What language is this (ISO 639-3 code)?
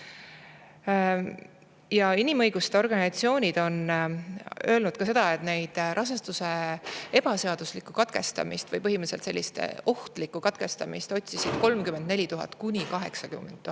est